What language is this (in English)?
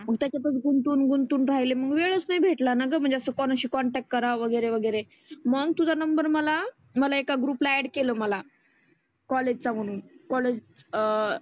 Marathi